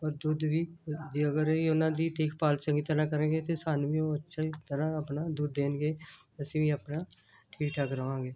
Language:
Punjabi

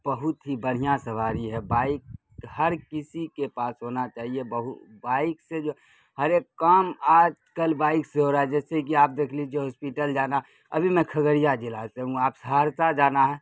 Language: Urdu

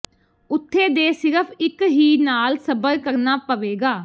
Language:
Punjabi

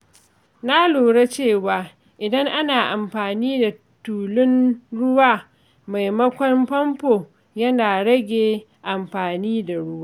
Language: Hausa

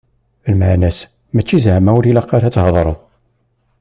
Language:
Kabyle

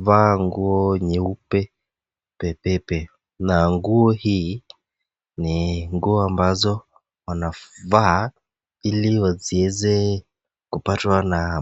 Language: Swahili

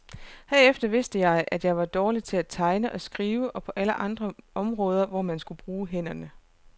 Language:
Danish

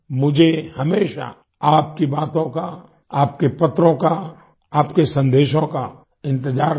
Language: Hindi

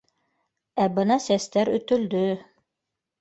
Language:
Bashkir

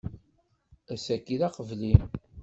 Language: Kabyle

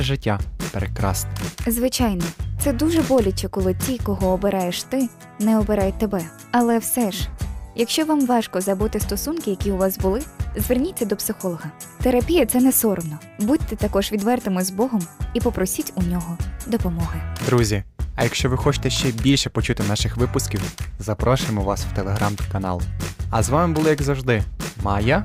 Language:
Ukrainian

